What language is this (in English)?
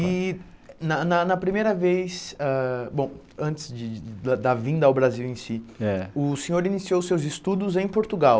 Portuguese